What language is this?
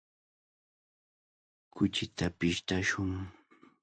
Cajatambo North Lima Quechua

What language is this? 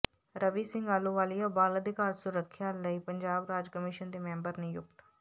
Punjabi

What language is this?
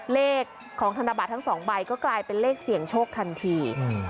Thai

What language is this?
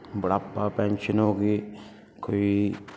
Punjabi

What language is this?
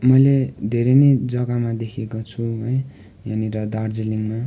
Nepali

